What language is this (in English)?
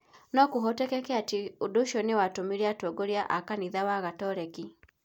Kikuyu